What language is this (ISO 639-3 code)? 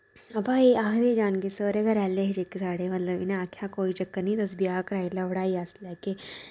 doi